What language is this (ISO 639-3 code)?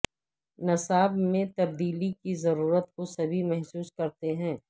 urd